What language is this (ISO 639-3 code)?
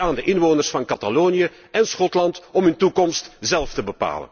nld